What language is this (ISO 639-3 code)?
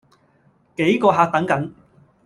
yue